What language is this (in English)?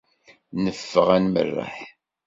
Kabyle